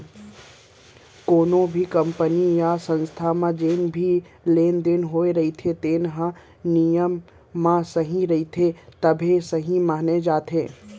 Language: Chhattisgarhi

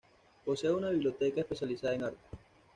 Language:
Spanish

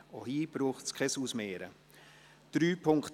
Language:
Swiss German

